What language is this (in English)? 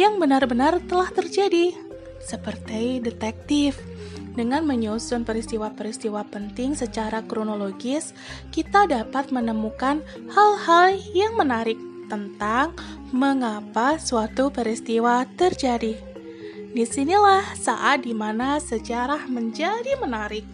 Indonesian